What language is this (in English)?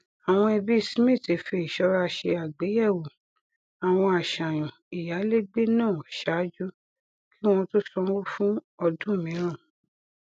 Yoruba